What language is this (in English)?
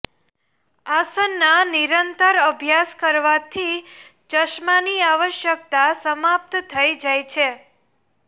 Gujarati